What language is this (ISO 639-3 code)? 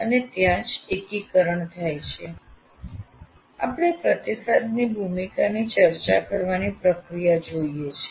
guj